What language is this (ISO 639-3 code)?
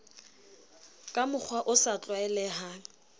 sot